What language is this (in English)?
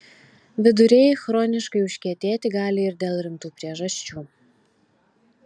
Lithuanian